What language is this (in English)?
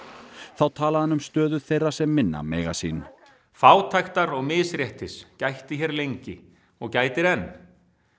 Icelandic